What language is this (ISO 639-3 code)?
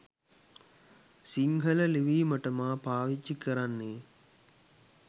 sin